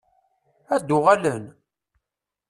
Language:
Kabyle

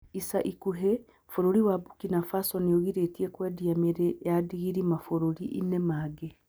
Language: Kikuyu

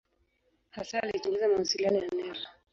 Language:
Swahili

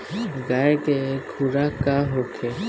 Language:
Bhojpuri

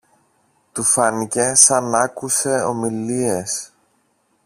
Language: Greek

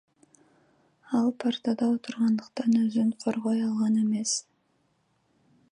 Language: Kyrgyz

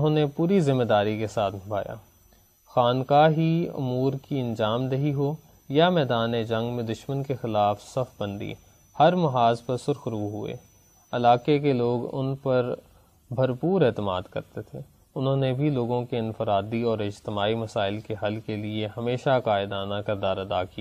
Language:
Urdu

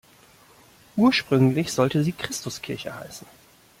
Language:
German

